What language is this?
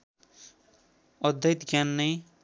Nepali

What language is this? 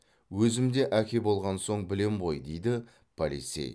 Kazakh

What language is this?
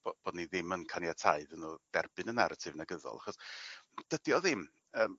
Welsh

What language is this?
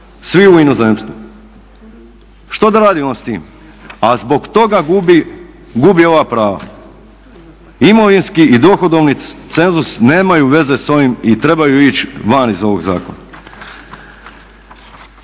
Croatian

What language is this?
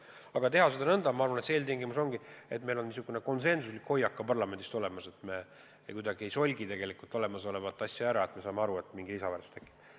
Estonian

